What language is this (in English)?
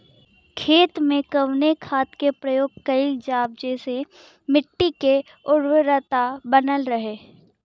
Bhojpuri